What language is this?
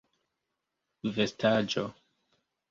Esperanto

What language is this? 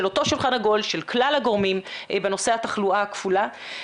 Hebrew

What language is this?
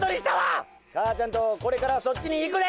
Japanese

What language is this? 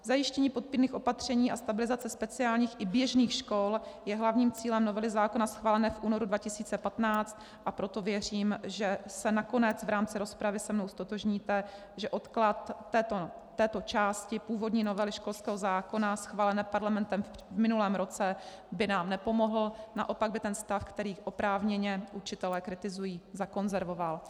Czech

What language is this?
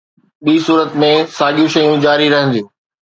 Sindhi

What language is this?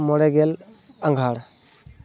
Santali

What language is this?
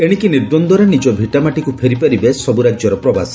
Odia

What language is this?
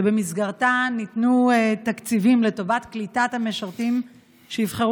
Hebrew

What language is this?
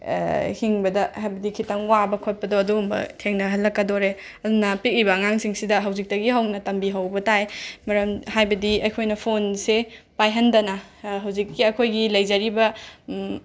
Manipuri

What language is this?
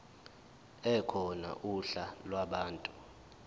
Zulu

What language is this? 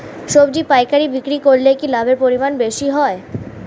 Bangla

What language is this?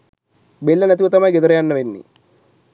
Sinhala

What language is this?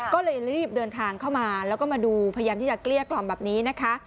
Thai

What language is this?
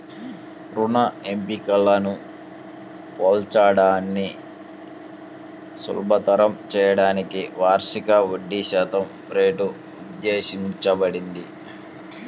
Telugu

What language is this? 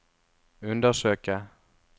Norwegian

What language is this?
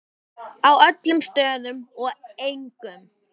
Icelandic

